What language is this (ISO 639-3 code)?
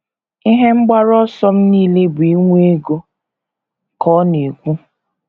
ibo